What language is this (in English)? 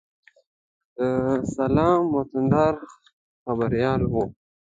Pashto